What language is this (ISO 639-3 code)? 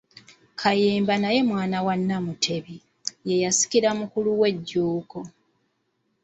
lug